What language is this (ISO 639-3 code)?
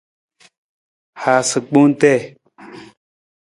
nmz